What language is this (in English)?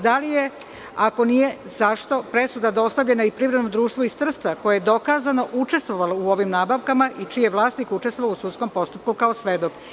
Serbian